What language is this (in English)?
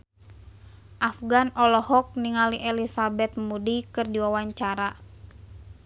Sundanese